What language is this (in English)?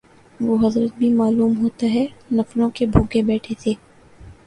Urdu